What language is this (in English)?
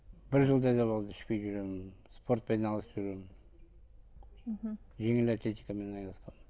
Kazakh